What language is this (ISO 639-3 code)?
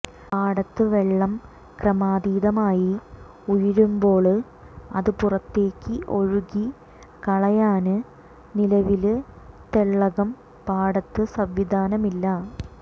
mal